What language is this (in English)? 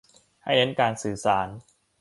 Thai